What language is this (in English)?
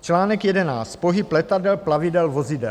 Czech